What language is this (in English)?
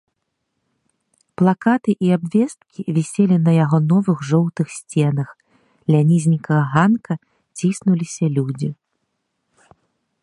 Belarusian